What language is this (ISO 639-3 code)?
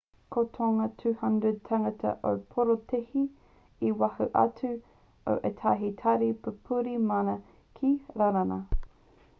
mri